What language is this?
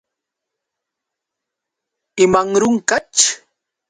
Yauyos Quechua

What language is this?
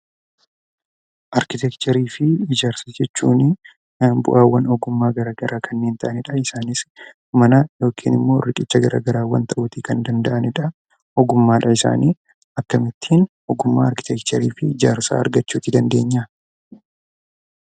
Oromo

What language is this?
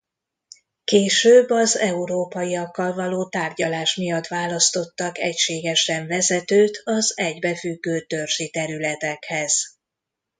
Hungarian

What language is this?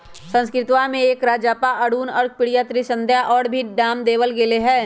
Magahi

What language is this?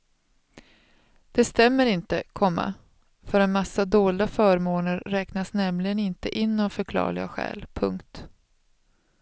Swedish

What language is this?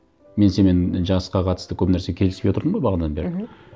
Kazakh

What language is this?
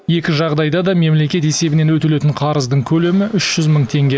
Kazakh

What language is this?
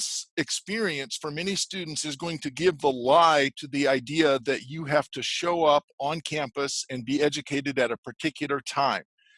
English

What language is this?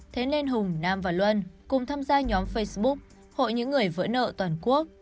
Vietnamese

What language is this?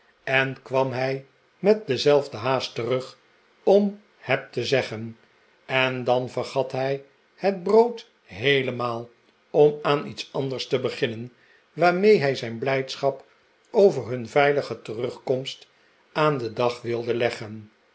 Dutch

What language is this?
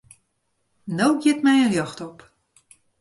Western Frisian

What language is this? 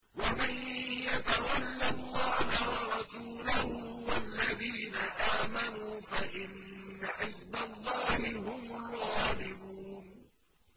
Arabic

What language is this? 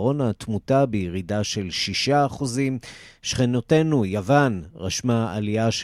Hebrew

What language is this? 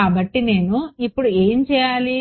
Telugu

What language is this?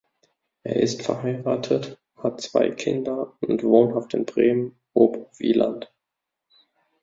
German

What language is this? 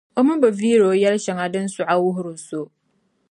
Dagbani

